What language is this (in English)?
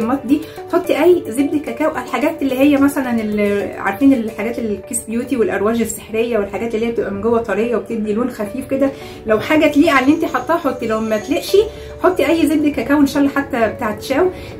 Arabic